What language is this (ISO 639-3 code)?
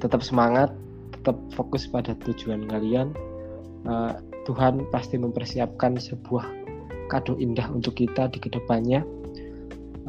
ind